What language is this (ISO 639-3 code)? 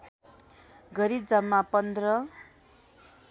nep